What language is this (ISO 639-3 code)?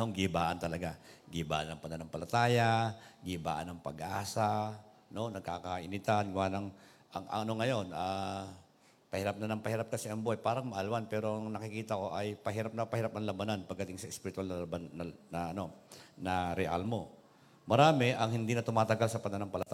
fil